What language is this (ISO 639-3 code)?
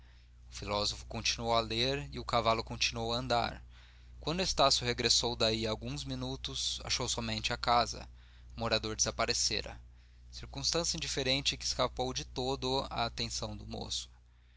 por